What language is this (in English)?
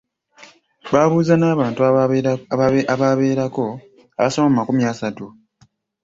Ganda